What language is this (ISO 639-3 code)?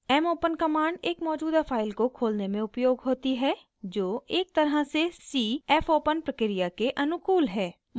hin